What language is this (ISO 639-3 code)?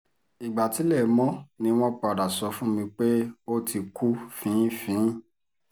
yor